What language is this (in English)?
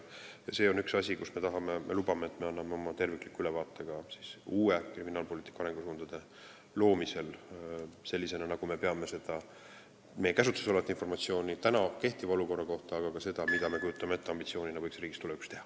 Estonian